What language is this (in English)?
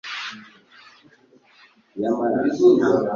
Kinyarwanda